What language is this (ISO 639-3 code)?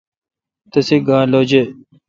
xka